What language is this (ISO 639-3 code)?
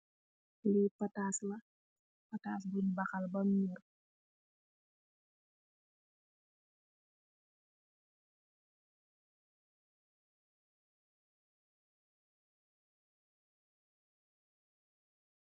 wol